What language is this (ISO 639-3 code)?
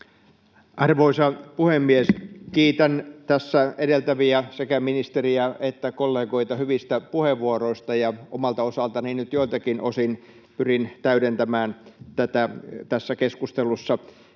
fin